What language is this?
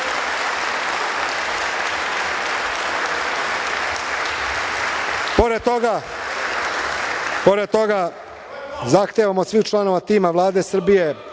Serbian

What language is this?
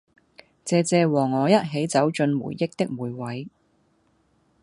Cantonese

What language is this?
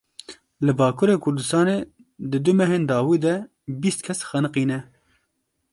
Kurdish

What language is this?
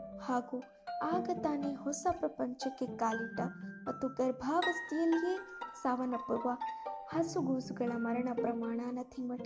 Kannada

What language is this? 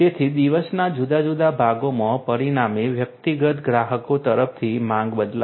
Gujarati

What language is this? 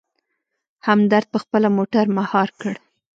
Pashto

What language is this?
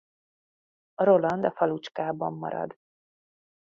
Hungarian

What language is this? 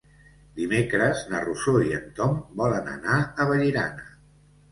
Catalan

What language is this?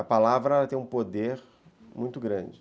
Portuguese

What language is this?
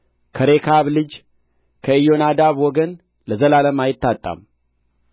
Amharic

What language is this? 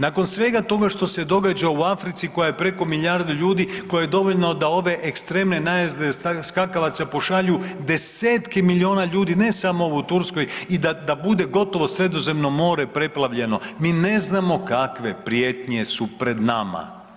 Croatian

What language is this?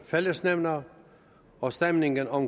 Danish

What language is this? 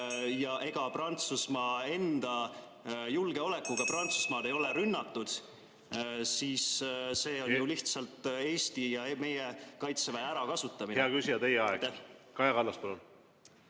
Estonian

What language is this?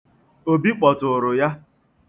Igbo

